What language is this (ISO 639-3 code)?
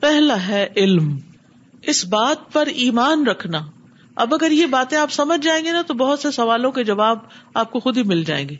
urd